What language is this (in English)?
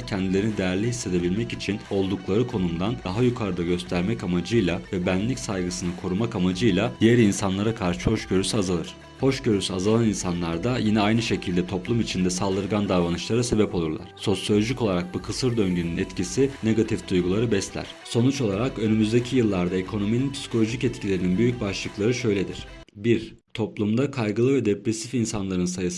Turkish